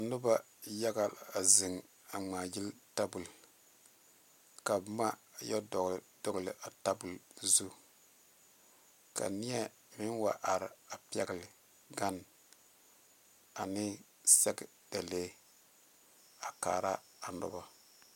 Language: Southern Dagaare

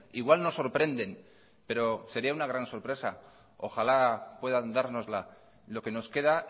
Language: Spanish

